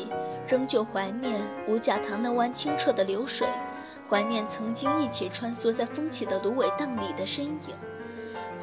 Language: Chinese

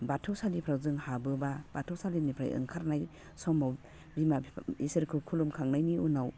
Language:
Bodo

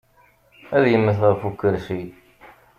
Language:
Kabyle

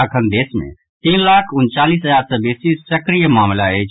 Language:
Maithili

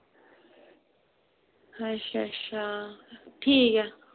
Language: Dogri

